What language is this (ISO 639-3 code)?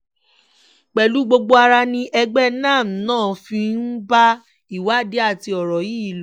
yor